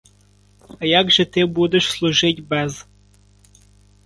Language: Ukrainian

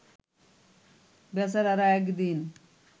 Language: Bangla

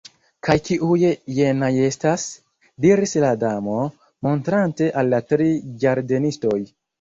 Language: Esperanto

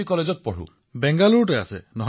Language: Assamese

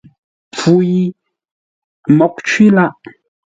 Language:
Ngombale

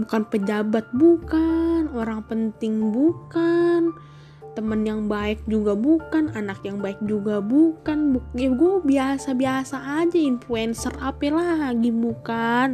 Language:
Indonesian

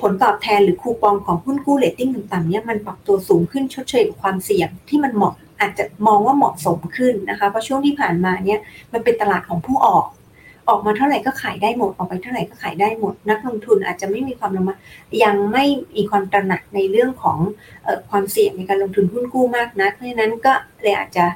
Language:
Thai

